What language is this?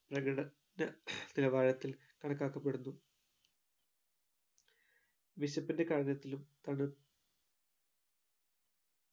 Malayalam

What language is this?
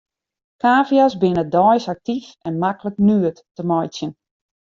Western Frisian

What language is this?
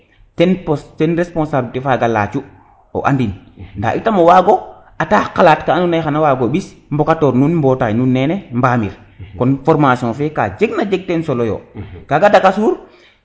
Serer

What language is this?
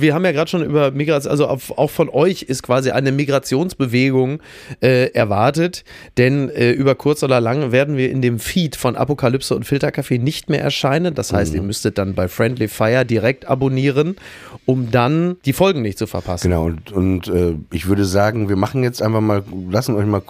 German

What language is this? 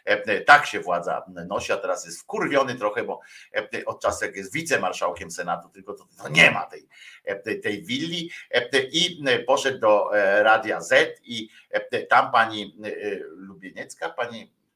Polish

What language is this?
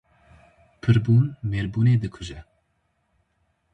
Kurdish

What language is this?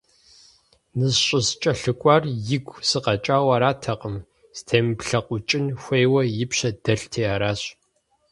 Kabardian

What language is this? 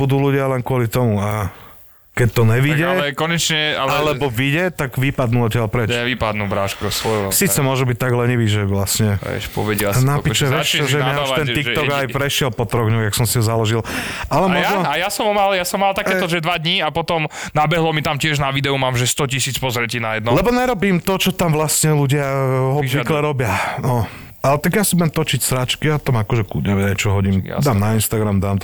Slovak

